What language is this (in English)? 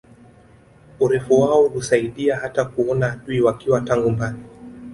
Swahili